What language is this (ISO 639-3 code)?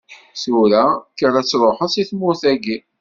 kab